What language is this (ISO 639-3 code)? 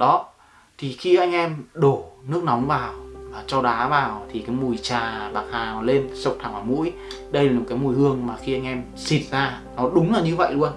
vie